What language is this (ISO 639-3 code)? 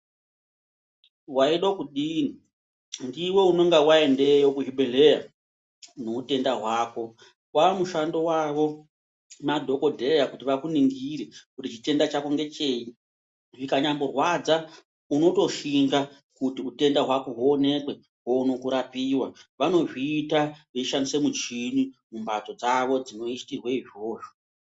ndc